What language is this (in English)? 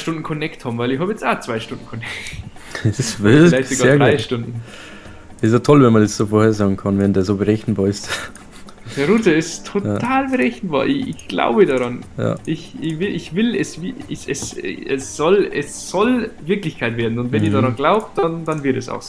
German